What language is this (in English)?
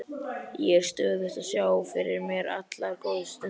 Icelandic